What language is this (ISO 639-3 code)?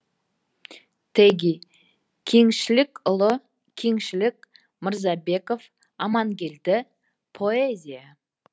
kaz